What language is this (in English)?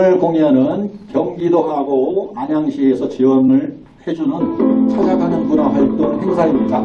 Korean